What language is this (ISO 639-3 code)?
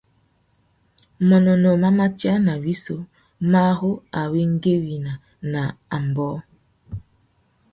bag